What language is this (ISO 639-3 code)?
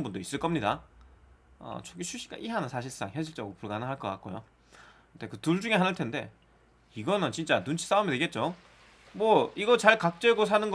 kor